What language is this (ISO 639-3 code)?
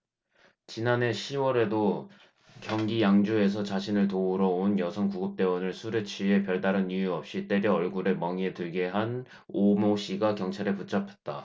kor